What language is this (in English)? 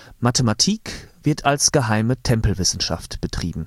German